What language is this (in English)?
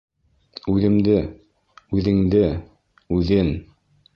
Bashkir